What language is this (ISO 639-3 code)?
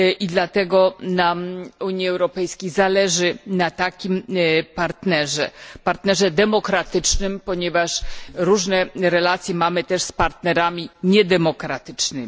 pol